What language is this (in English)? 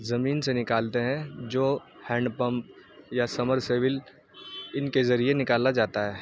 Urdu